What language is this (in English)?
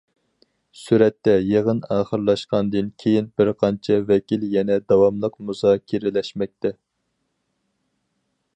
Uyghur